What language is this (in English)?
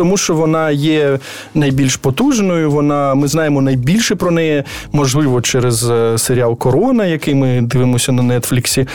Ukrainian